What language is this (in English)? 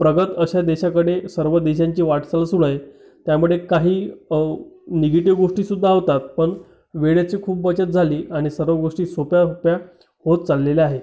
Marathi